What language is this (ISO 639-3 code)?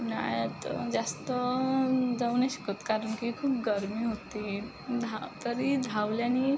mar